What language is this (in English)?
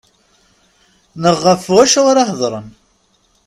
Kabyle